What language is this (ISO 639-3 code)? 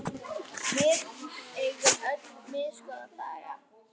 isl